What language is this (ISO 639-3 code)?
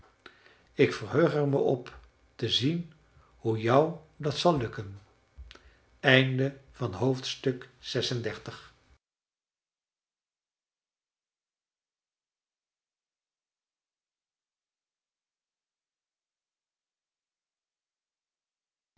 nld